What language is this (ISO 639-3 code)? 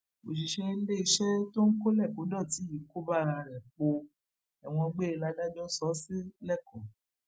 yor